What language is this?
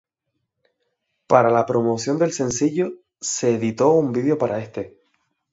Spanish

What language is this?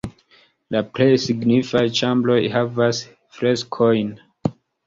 Esperanto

